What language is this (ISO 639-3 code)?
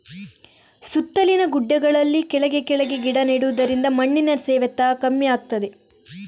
kan